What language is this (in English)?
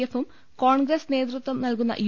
Malayalam